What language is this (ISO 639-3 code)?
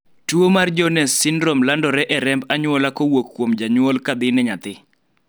luo